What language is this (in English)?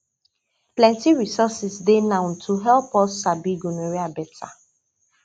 Nigerian Pidgin